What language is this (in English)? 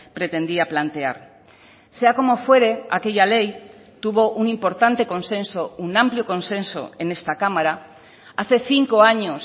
Spanish